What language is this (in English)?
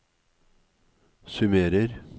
Norwegian